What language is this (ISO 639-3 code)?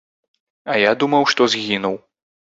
bel